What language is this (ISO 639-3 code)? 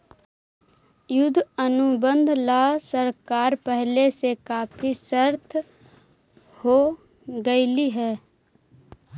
mag